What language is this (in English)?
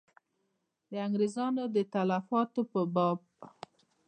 Pashto